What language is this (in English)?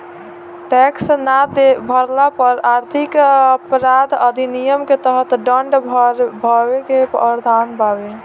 Bhojpuri